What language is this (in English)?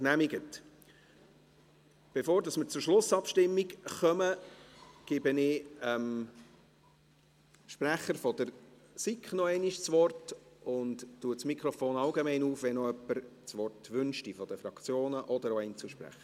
Swiss German